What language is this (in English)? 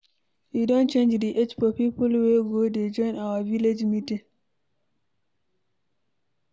Nigerian Pidgin